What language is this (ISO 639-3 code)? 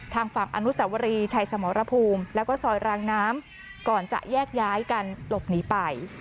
tha